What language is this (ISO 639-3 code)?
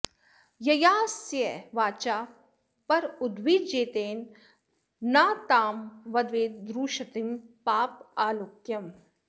san